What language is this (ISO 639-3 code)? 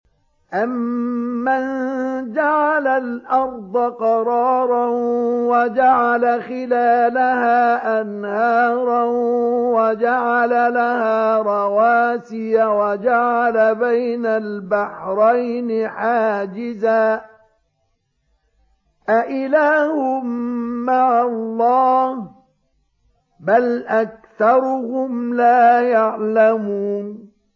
ara